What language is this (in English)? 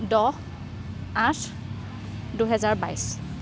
Assamese